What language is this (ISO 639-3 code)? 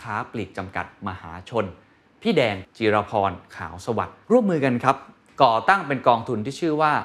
tha